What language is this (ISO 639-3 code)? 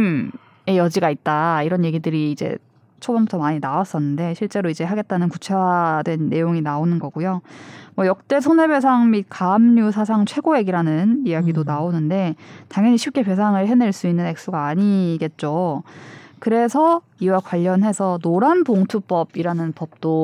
kor